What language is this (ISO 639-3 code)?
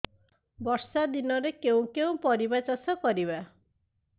ori